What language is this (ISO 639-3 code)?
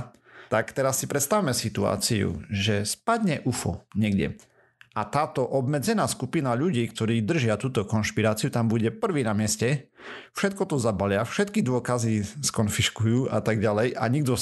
slk